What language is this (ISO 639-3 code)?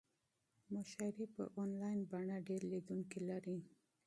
pus